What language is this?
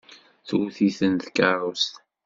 Kabyle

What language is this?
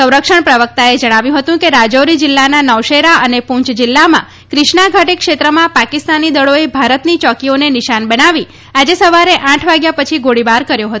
Gujarati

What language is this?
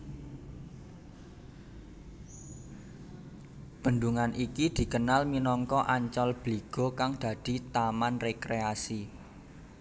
Javanese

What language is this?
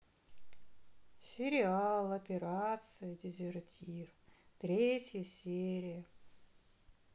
Russian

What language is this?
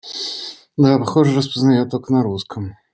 Russian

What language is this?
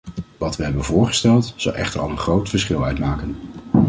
Dutch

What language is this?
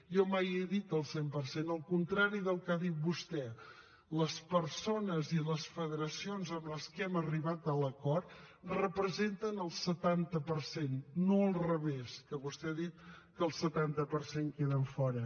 Catalan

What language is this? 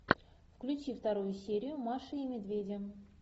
Russian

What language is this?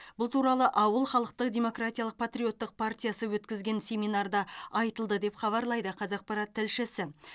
Kazakh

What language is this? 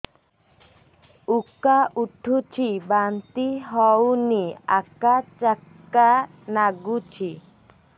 Odia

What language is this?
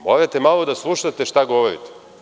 Serbian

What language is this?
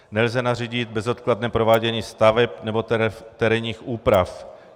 Czech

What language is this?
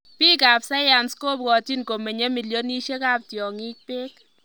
Kalenjin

